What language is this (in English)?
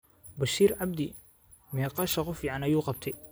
Somali